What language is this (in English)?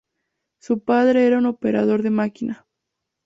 Spanish